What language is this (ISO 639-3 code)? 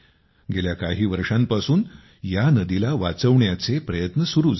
mar